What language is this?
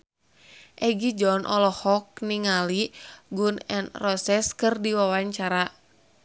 Sundanese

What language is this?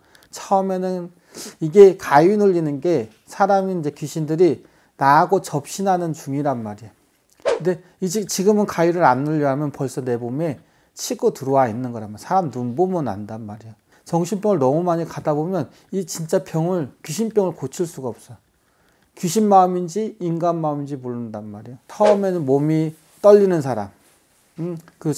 Korean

